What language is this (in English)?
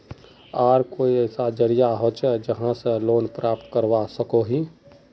Magahi